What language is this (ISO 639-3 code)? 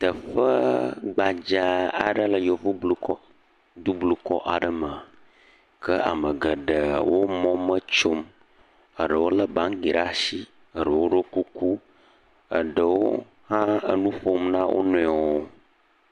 ewe